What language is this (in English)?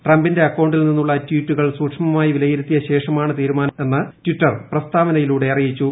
Malayalam